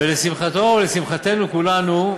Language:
Hebrew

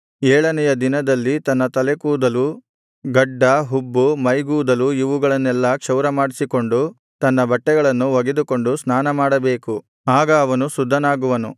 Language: Kannada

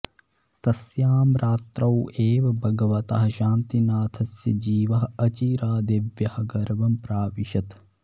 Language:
Sanskrit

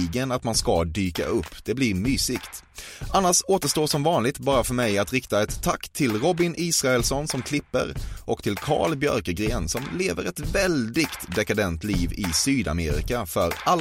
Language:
Swedish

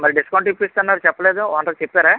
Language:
Telugu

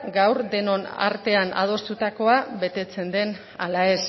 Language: Basque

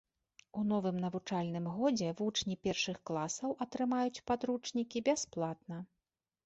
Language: Belarusian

